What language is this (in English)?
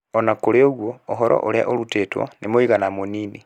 Kikuyu